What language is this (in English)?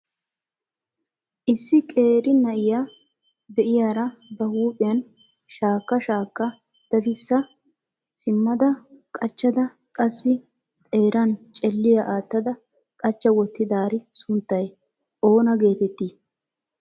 Wolaytta